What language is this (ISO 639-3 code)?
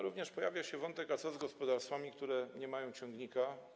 pol